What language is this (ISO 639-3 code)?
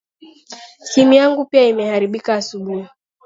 swa